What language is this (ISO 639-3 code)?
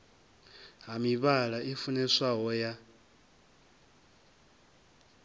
ven